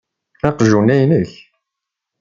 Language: Kabyle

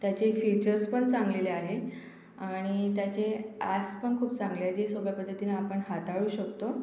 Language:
Marathi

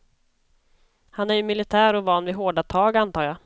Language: Swedish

